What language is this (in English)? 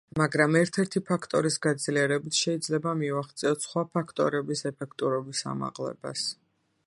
Georgian